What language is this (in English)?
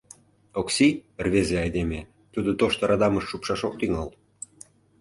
Mari